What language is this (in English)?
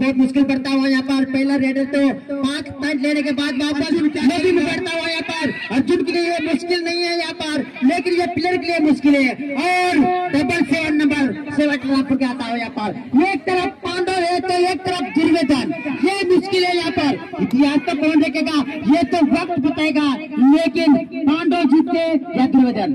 Hindi